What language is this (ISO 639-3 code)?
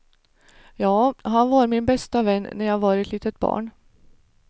swe